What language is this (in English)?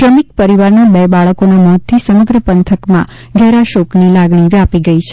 Gujarati